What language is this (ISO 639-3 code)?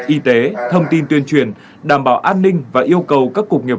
vie